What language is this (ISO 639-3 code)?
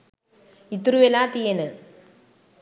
sin